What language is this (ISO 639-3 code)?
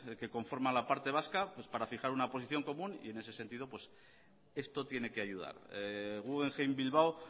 spa